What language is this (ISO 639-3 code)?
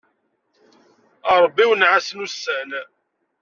kab